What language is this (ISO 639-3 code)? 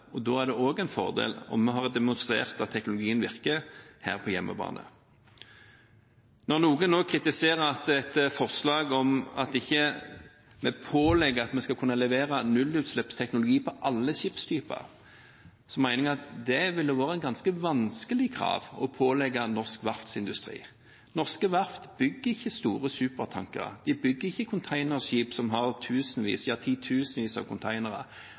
nob